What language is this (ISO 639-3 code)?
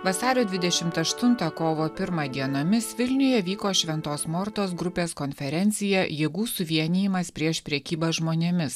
lit